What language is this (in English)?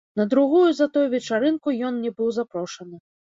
Belarusian